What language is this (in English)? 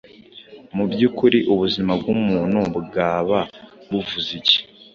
Kinyarwanda